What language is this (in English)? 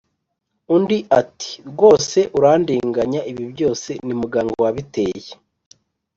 Kinyarwanda